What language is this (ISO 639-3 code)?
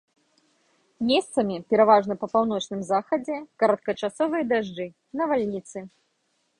bel